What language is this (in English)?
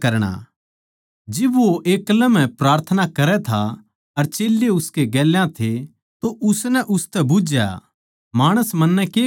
Haryanvi